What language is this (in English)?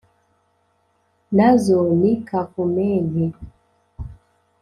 Kinyarwanda